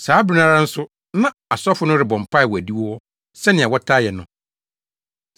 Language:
Akan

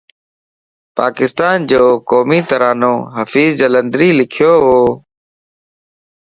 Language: Lasi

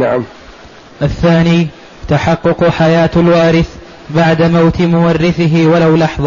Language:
Arabic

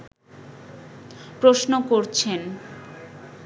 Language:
Bangla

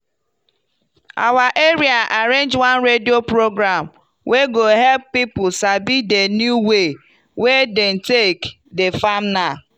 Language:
Nigerian Pidgin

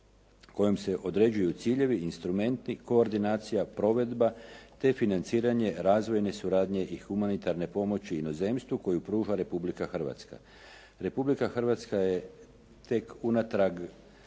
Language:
Croatian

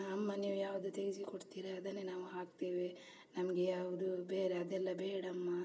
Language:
Kannada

